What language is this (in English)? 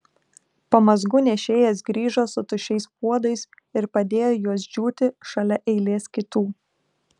Lithuanian